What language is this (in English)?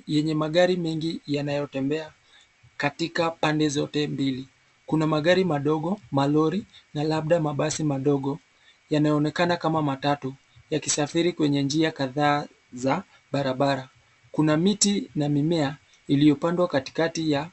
Swahili